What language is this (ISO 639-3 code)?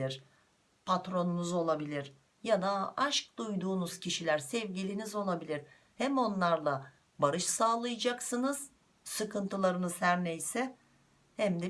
tur